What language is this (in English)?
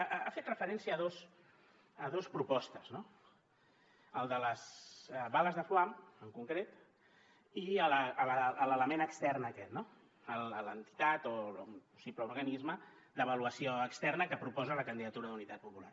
Catalan